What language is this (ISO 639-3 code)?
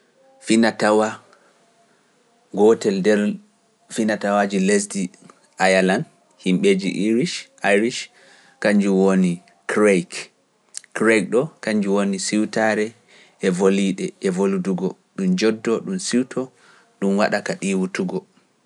fuf